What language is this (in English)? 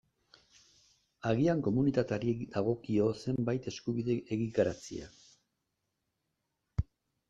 Basque